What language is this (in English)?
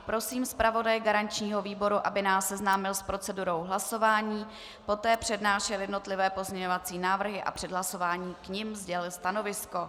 Czech